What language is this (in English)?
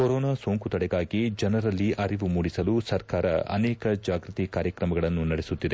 Kannada